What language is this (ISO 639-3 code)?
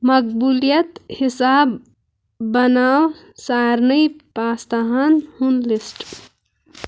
kas